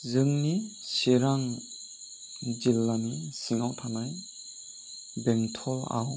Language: Bodo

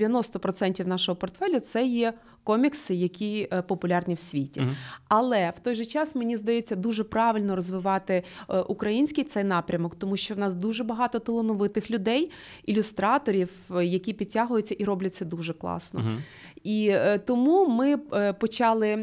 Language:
Ukrainian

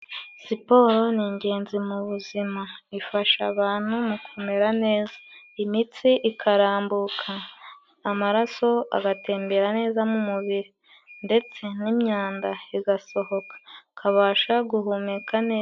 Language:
Kinyarwanda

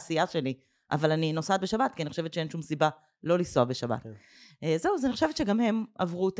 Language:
Hebrew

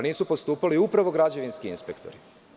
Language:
Serbian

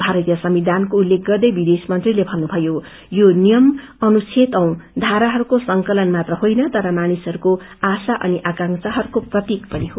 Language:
Nepali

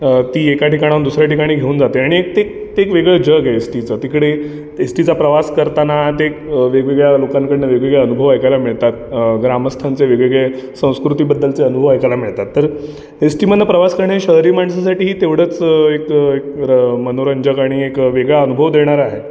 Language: Marathi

